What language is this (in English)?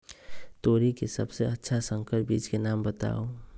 Magahi